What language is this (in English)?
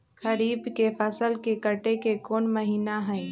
Magahi